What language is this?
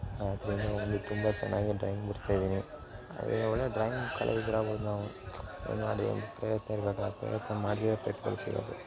Kannada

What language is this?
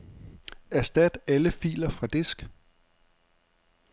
Danish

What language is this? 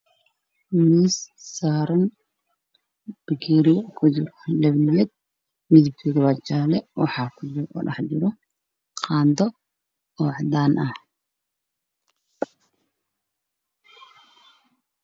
Somali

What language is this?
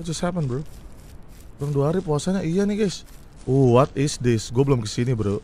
Indonesian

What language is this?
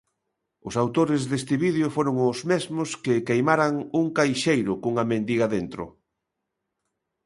Galician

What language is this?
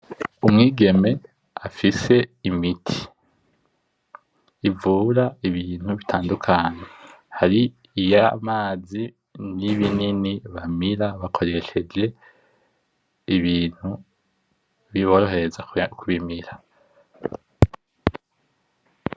Rundi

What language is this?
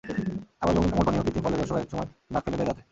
Bangla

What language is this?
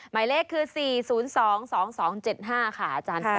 Thai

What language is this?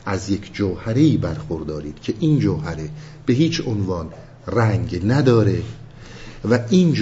Persian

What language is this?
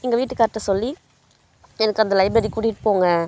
Tamil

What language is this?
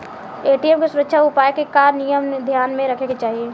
Bhojpuri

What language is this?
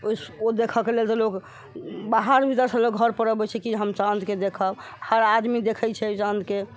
Maithili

